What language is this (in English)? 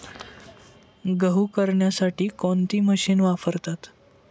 Marathi